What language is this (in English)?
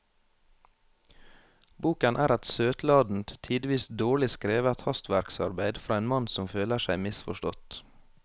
Norwegian